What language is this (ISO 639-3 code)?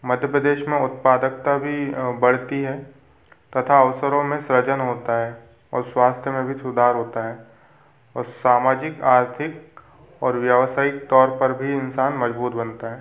hin